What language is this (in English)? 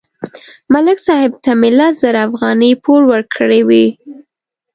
Pashto